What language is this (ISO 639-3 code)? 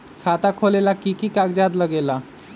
mag